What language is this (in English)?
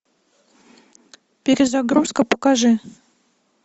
Russian